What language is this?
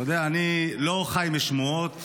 Hebrew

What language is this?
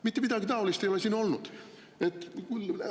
Estonian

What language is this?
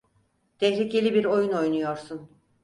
Turkish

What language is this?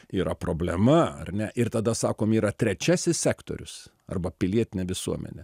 Lithuanian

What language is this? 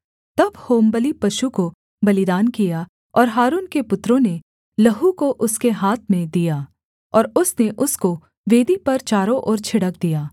Hindi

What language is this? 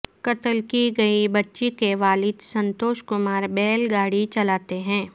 Urdu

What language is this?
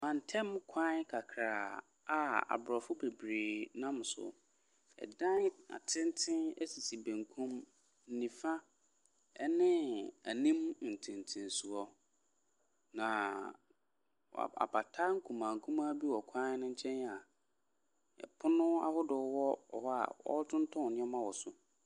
Akan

